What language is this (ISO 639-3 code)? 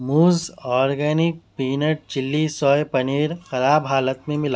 urd